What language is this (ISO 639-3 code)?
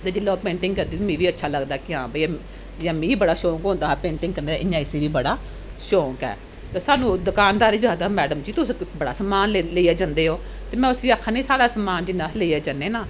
doi